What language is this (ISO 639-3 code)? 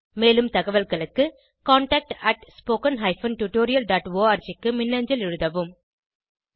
tam